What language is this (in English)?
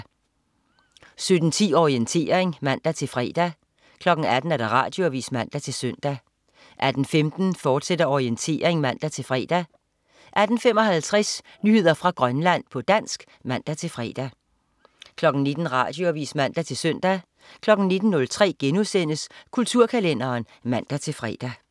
Danish